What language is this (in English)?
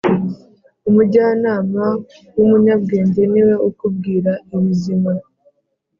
Kinyarwanda